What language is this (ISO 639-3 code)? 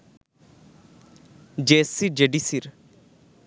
ben